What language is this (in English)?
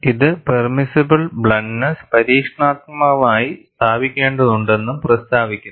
Malayalam